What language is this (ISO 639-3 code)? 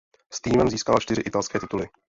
ces